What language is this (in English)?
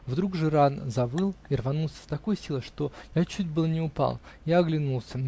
Russian